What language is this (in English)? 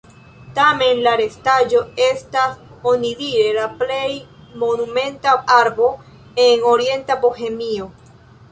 Esperanto